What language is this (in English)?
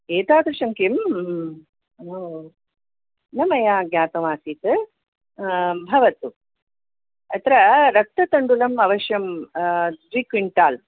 Sanskrit